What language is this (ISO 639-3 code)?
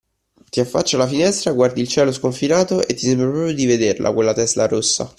ita